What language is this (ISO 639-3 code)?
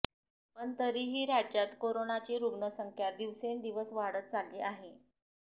mar